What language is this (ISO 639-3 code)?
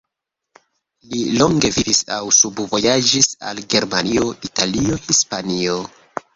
epo